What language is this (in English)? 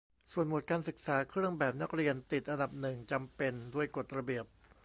Thai